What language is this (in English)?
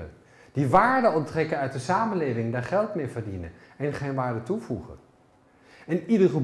Dutch